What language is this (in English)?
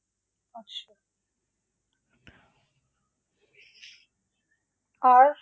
Bangla